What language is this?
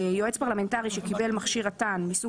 Hebrew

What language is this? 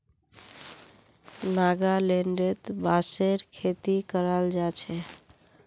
Magahi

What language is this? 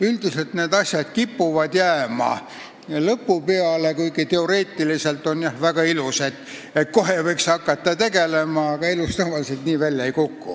Estonian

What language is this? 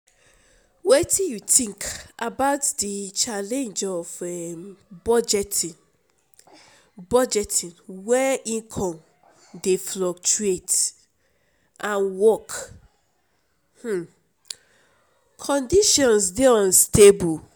Nigerian Pidgin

